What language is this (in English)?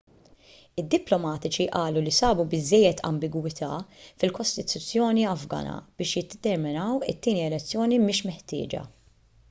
Maltese